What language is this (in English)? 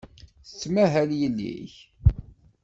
Kabyle